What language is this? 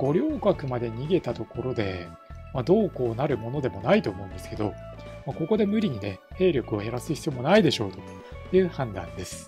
Japanese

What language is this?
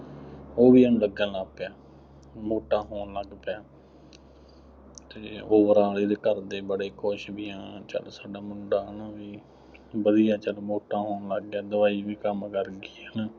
Punjabi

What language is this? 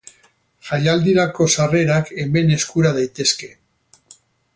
Basque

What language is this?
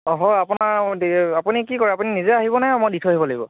Assamese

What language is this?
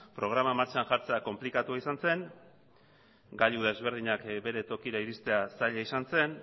Basque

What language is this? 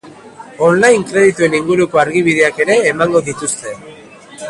Basque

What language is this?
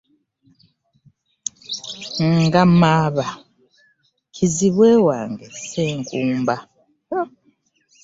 Ganda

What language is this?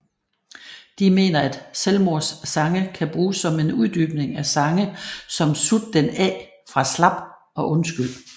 Danish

